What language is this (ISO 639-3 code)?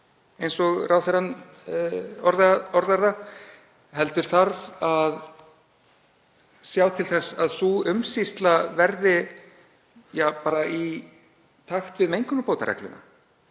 isl